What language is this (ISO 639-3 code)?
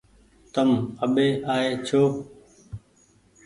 gig